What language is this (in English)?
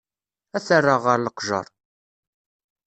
Kabyle